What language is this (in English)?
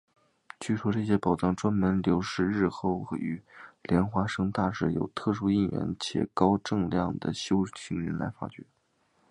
Chinese